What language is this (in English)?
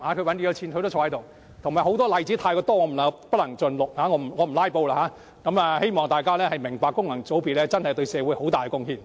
Cantonese